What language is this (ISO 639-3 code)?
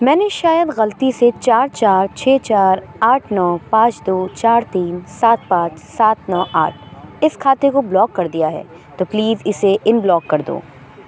urd